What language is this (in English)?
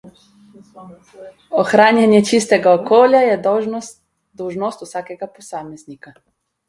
Slovenian